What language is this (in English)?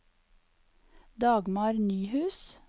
Norwegian